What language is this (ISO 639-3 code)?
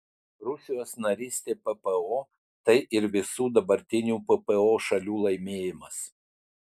lit